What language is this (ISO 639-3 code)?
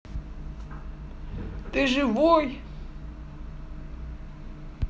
rus